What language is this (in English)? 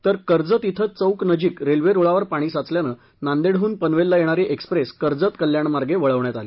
Marathi